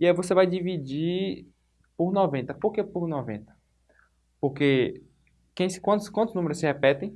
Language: Portuguese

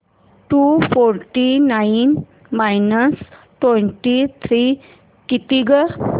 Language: Marathi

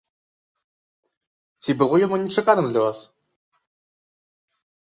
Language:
Belarusian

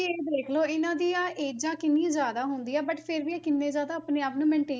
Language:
Punjabi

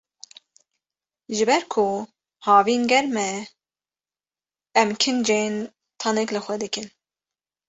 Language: Kurdish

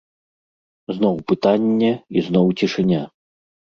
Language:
Belarusian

